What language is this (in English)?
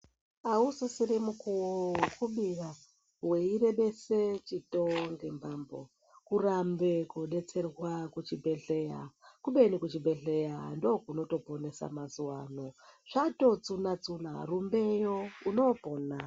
Ndau